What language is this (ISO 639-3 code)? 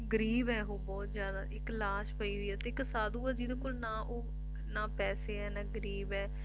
pan